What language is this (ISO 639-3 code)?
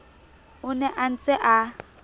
sot